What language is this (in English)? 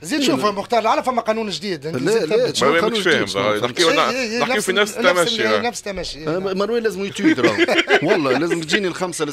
Arabic